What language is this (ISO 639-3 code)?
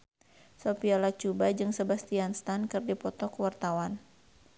sun